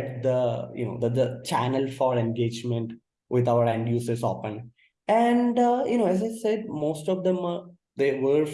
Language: English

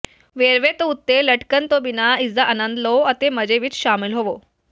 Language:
Punjabi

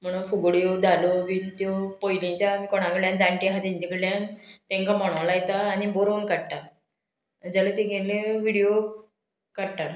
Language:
Konkani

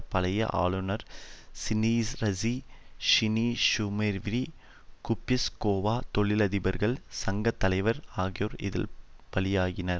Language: Tamil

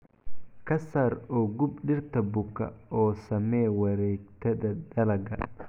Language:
Somali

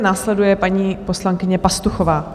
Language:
Czech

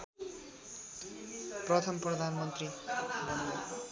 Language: Nepali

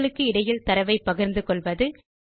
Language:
Tamil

